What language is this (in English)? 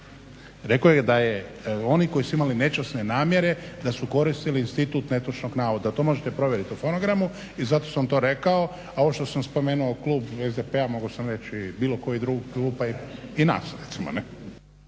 Croatian